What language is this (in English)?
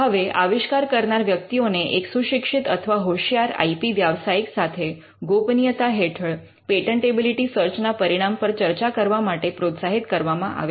Gujarati